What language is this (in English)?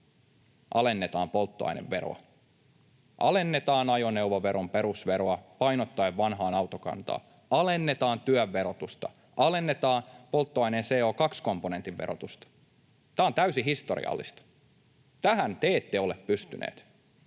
Finnish